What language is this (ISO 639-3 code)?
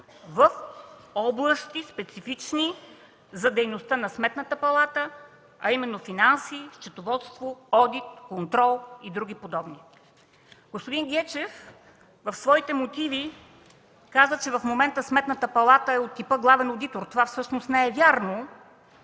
bul